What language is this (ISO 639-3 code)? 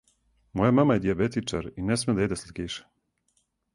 srp